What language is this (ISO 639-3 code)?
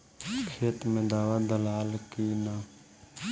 bho